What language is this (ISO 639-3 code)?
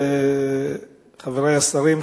heb